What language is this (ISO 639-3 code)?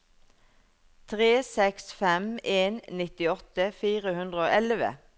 nor